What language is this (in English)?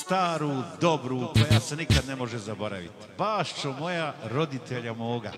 Romanian